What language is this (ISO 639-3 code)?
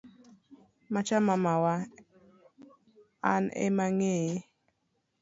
luo